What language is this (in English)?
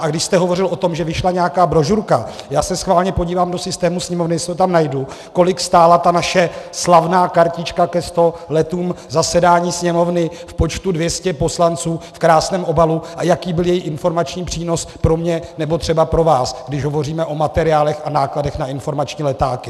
Czech